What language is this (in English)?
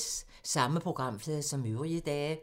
Danish